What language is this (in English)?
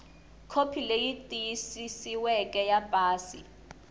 Tsonga